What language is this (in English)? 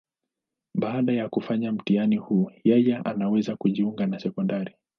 Swahili